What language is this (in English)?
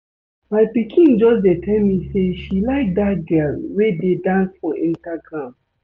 Nigerian Pidgin